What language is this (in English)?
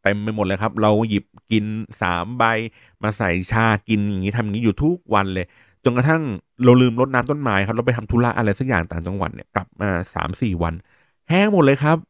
Thai